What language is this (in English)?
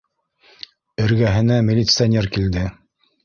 Bashkir